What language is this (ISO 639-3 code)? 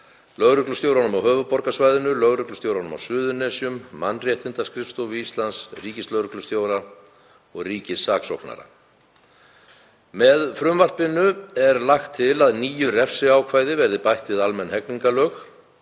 isl